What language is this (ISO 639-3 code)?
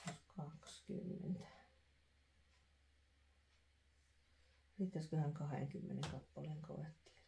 fin